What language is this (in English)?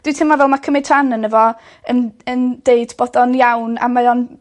Welsh